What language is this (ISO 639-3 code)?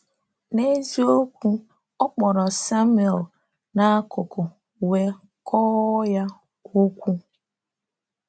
ibo